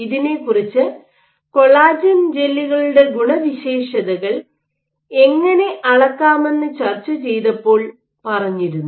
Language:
Malayalam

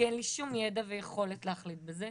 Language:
Hebrew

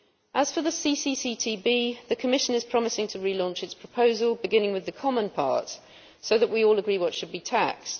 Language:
English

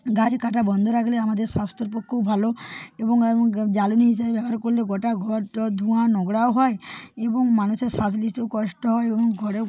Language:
Bangla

